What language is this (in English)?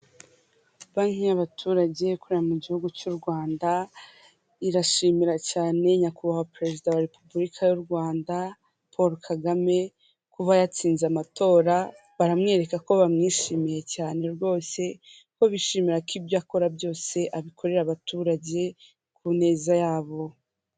Kinyarwanda